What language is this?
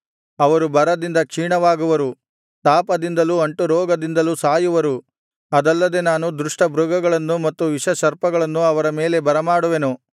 Kannada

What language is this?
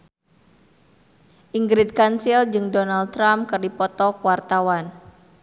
Sundanese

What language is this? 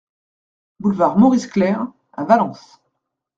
French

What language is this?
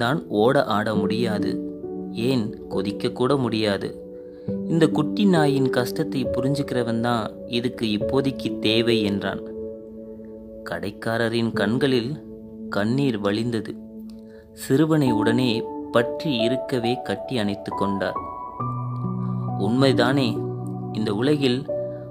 Tamil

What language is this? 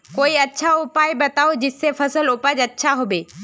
Magahi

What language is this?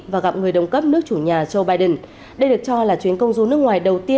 Vietnamese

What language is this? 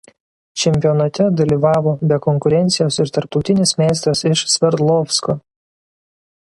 Lithuanian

